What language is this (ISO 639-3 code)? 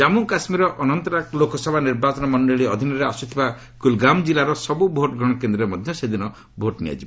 ori